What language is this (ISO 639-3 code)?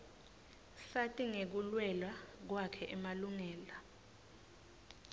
ssw